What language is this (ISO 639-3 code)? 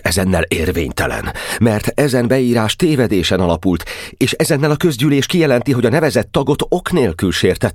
hun